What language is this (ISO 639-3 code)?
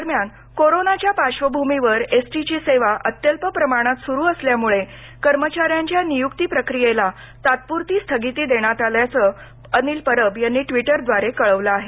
mar